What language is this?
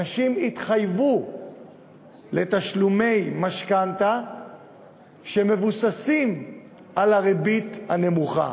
Hebrew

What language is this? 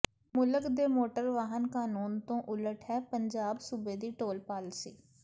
Punjabi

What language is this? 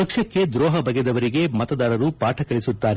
Kannada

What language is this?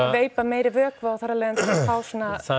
Icelandic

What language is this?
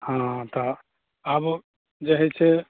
Maithili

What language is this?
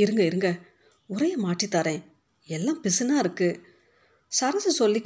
Tamil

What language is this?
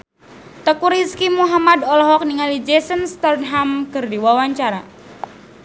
Sundanese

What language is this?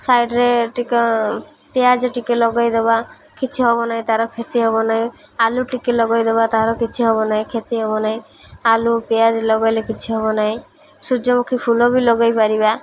Odia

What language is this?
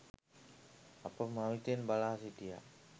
Sinhala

